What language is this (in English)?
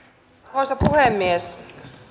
Finnish